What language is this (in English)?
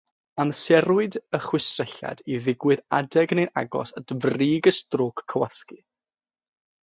Welsh